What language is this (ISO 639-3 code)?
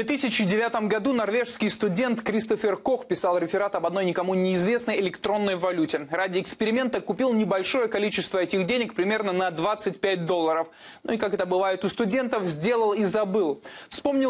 rus